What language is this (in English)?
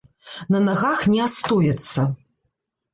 Belarusian